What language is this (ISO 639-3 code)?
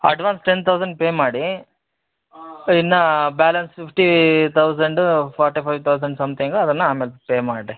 kan